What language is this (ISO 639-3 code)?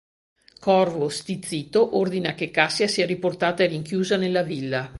ita